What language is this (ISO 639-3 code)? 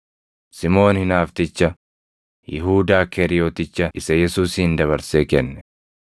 orm